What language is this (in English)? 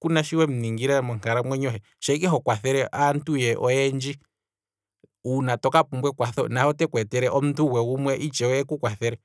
Kwambi